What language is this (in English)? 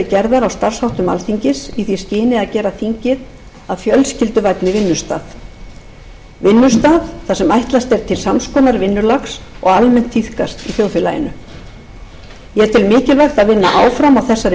Icelandic